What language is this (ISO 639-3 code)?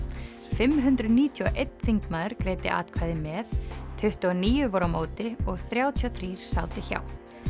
isl